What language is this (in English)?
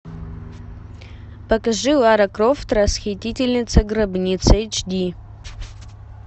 Russian